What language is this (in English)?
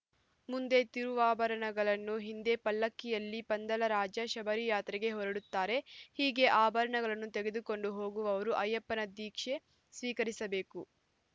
Kannada